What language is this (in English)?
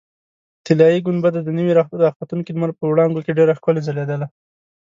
Pashto